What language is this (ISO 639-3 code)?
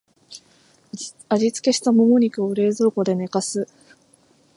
jpn